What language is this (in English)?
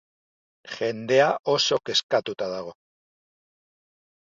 Basque